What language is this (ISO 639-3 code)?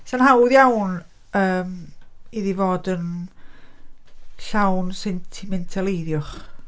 cym